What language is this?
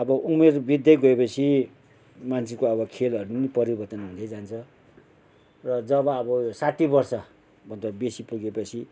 Nepali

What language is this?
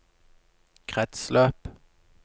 Norwegian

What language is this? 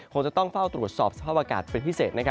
Thai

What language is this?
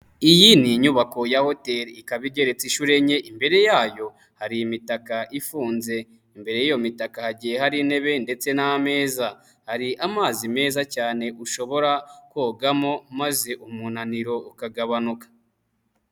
Kinyarwanda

